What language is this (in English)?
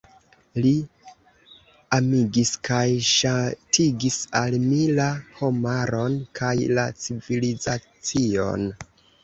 Esperanto